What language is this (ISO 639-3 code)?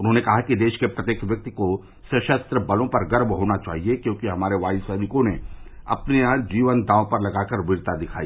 hin